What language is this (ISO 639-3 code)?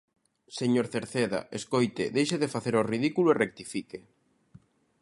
glg